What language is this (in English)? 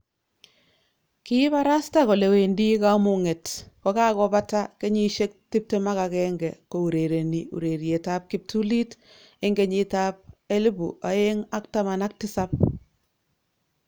Kalenjin